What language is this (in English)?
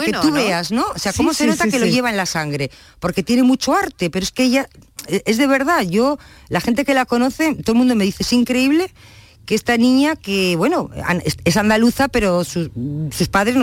Spanish